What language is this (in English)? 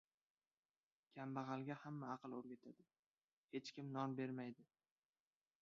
Uzbek